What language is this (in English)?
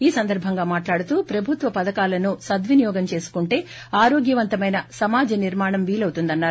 Telugu